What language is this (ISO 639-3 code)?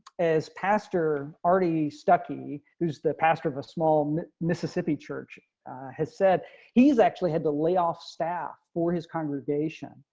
eng